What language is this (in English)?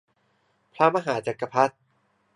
Thai